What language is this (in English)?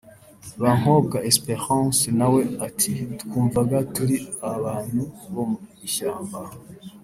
Kinyarwanda